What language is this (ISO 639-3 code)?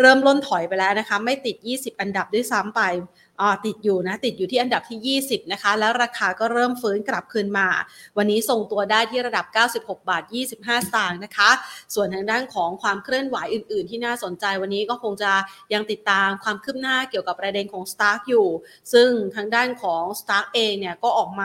tha